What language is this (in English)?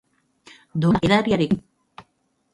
Basque